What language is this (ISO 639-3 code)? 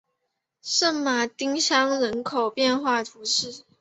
zho